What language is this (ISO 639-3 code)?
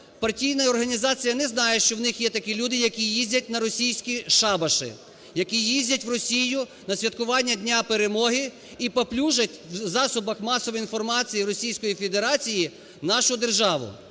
ukr